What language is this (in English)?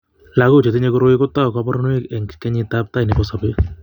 Kalenjin